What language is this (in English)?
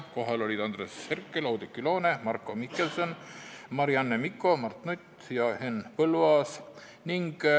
Estonian